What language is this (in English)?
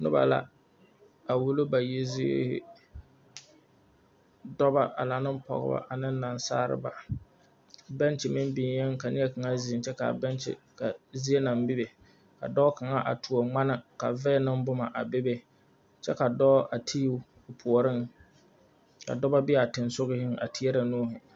Southern Dagaare